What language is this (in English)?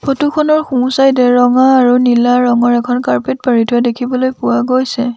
Assamese